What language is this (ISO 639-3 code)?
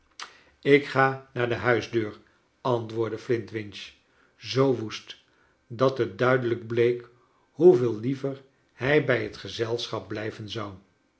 nld